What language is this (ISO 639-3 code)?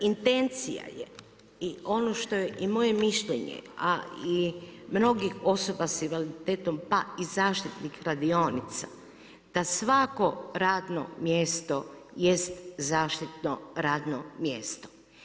hrv